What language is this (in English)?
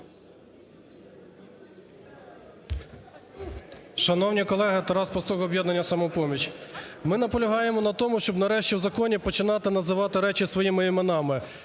Ukrainian